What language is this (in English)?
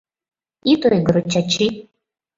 Mari